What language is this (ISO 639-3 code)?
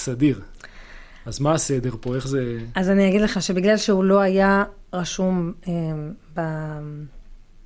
heb